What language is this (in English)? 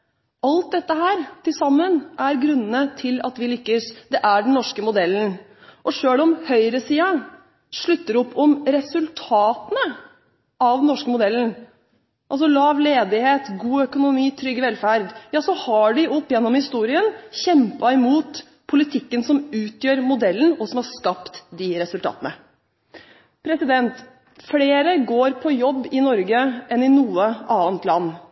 Norwegian Bokmål